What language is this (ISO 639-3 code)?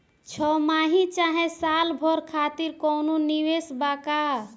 bho